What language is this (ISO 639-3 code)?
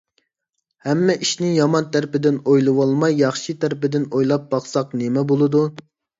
uig